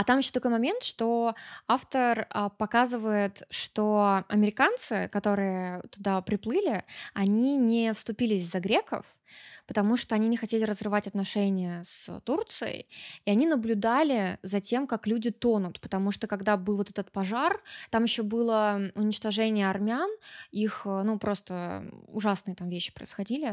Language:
Russian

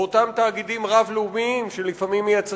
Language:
Hebrew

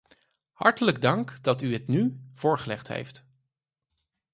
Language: Dutch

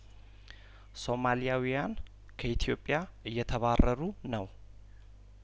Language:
Amharic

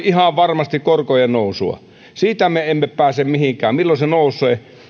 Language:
Finnish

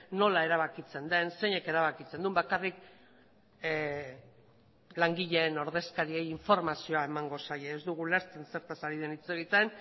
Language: Basque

